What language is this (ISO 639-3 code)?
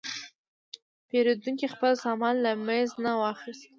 pus